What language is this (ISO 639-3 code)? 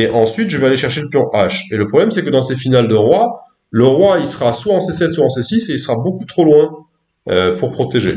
fra